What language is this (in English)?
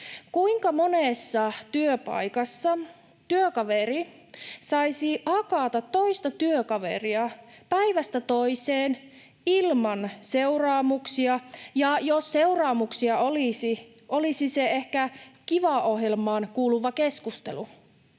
Finnish